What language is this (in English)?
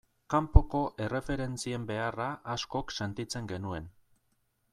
Basque